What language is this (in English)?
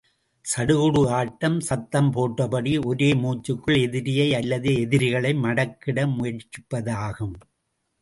Tamil